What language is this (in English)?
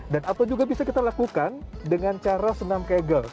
Indonesian